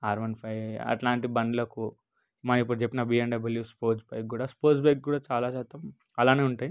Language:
Telugu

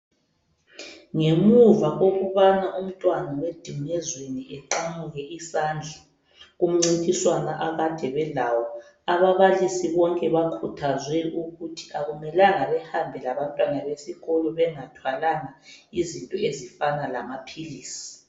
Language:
North Ndebele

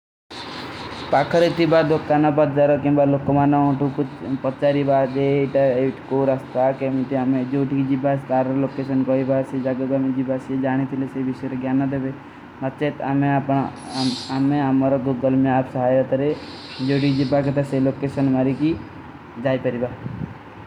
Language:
Kui (India)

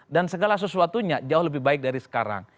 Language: Indonesian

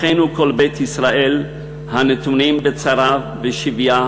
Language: Hebrew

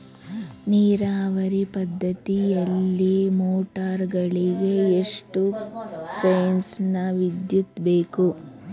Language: Kannada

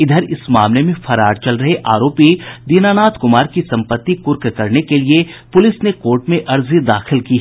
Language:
Hindi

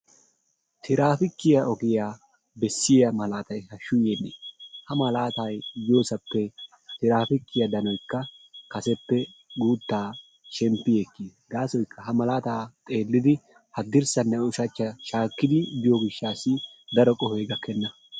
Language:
Wolaytta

